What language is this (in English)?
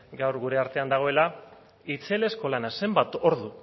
Basque